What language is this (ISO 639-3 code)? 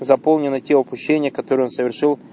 rus